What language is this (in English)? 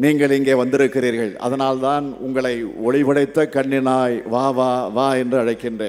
Korean